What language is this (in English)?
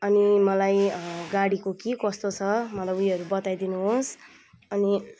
Nepali